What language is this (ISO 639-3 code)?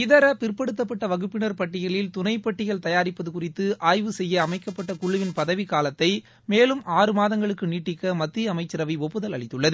tam